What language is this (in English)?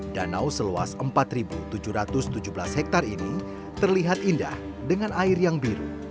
Indonesian